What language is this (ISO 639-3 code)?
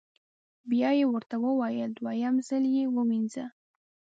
pus